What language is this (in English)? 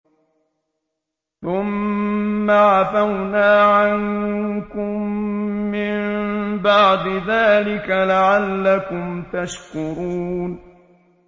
Arabic